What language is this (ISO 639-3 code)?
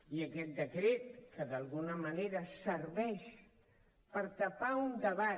cat